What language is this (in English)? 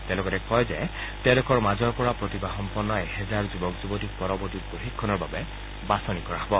Assamese